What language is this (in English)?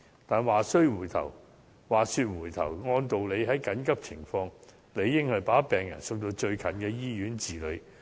Cantonese